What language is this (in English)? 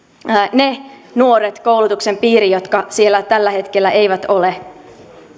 Finnish